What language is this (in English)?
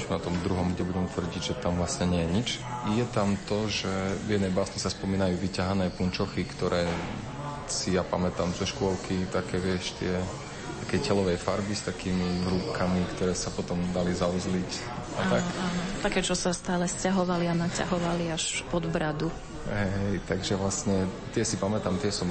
Slovak